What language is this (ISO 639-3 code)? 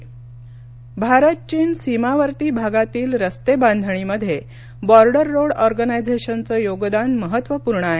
mar